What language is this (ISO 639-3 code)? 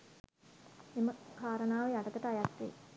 sin